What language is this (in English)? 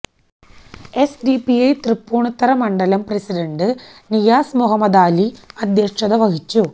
Malayalam